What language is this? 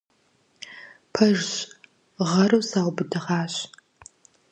Kabardian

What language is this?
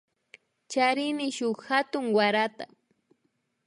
Imbabura Highland Quichua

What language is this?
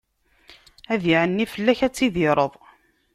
Kabyle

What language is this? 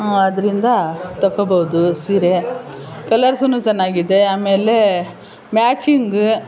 Kannada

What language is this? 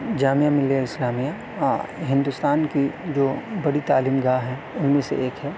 Urdu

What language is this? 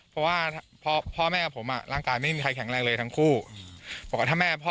Thai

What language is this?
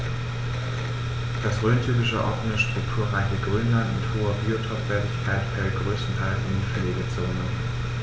German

